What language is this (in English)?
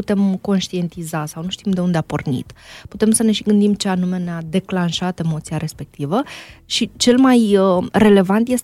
Romanian